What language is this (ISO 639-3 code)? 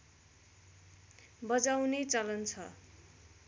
nep